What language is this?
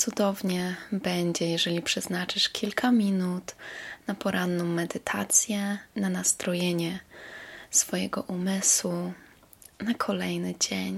Polish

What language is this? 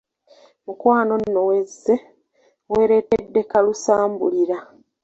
Ganda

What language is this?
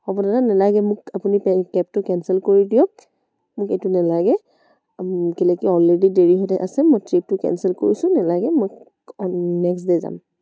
Assamese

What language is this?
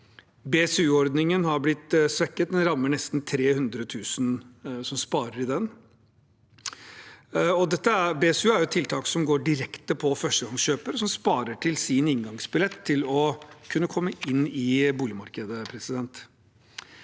Norwegian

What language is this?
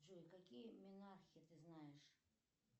Russian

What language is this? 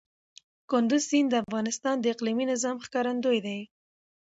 Pashto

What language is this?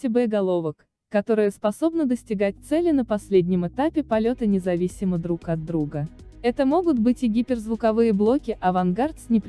Russian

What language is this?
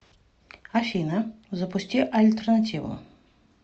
Russian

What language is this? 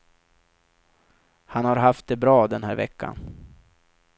Swedish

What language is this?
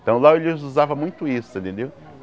Portuguese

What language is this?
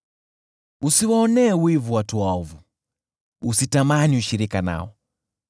Swahili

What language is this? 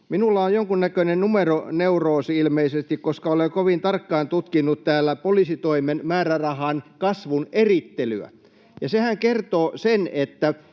Finnish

